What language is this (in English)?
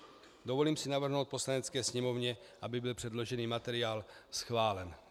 Czech